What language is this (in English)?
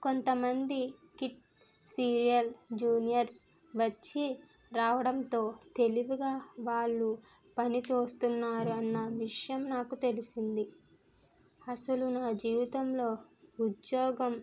Telugu